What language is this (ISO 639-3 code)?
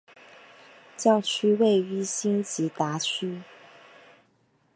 zho